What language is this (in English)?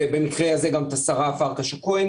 Hebrew